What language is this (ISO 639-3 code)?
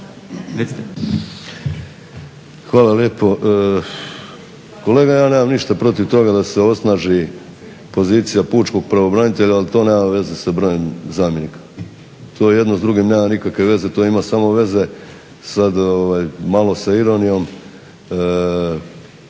hrv